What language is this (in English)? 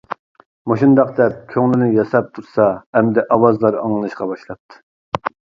Uyghur